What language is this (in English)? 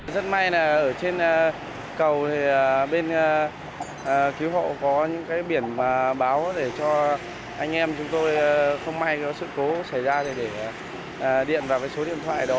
Vietnamese